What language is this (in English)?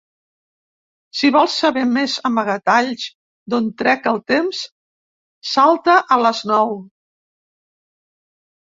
Catalan